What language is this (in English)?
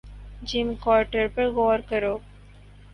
Urdu